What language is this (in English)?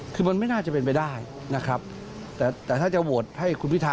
Thai